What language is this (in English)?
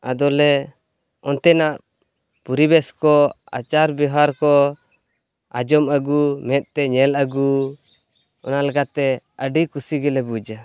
Santali